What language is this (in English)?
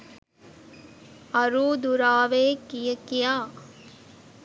Sinhala